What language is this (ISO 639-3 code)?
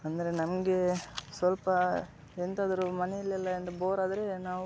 kan